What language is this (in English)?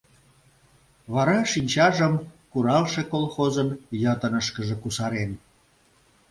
Mari